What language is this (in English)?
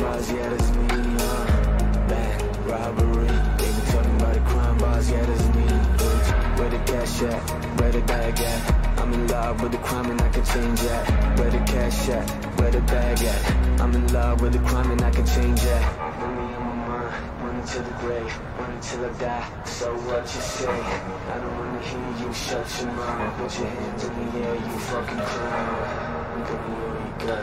English